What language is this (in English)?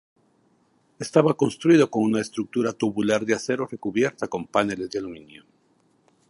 Spanish